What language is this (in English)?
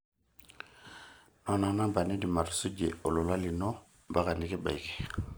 Masai